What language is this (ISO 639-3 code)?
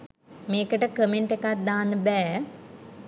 sin